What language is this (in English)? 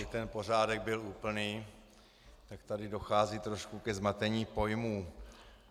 Czech